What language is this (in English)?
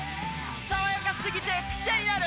Japanese